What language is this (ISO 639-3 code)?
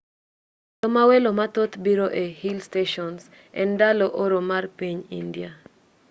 luo